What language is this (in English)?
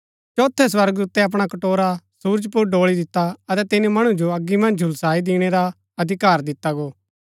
Gaddi